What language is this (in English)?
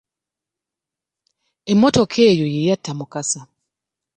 Ganda